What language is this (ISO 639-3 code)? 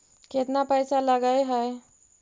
mag